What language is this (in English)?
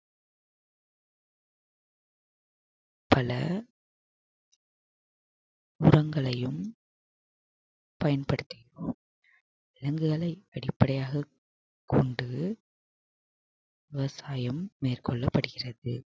Tamil